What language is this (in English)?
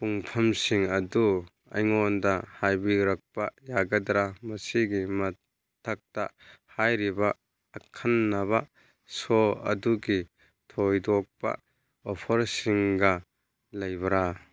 Manipuri